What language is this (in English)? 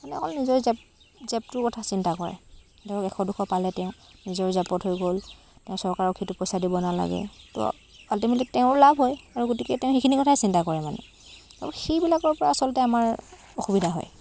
Assamese